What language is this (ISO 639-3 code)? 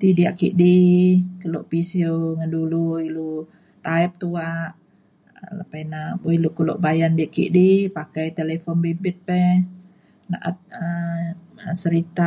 xkl